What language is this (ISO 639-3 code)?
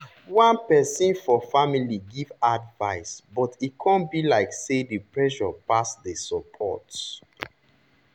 pcm